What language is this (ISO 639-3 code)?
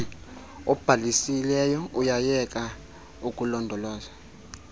xho